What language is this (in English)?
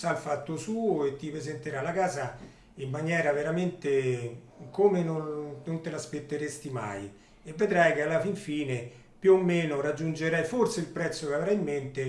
Italian